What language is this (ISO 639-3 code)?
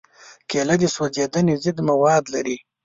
pus